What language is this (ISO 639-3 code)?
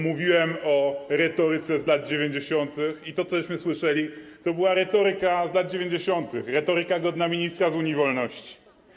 pol